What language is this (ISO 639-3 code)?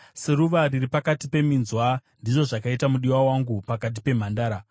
sna